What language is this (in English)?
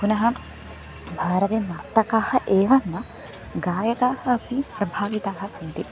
Sanskrit